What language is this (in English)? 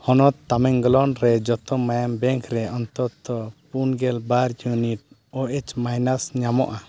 Santali